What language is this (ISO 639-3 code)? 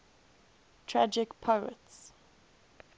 eng